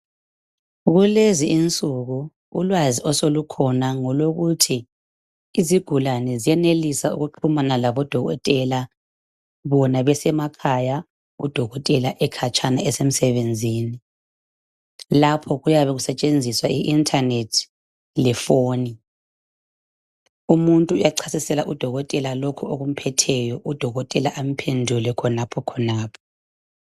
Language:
North Ndebele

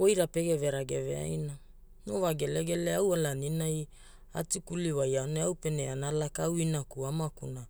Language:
Hula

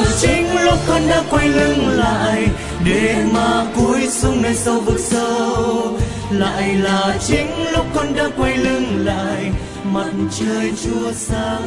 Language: Vietnamese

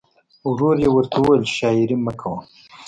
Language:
Pashto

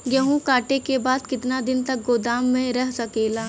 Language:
Bhojpuri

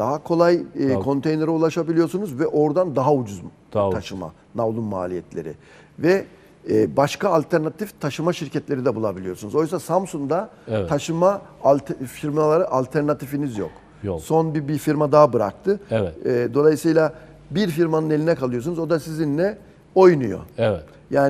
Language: Turkish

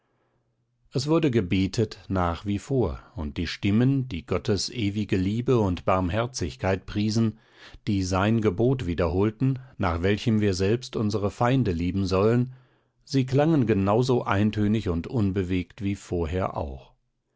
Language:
German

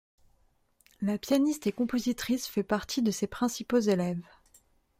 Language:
French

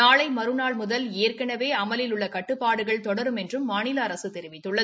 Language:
Tamil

